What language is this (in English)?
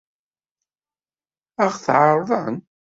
Kabyle